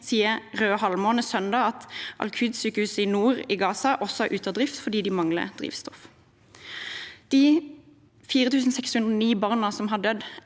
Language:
Norwegian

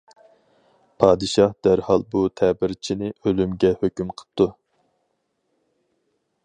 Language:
Uyghur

